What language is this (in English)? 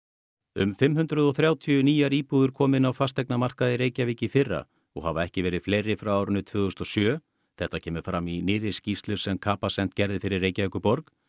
Icelandic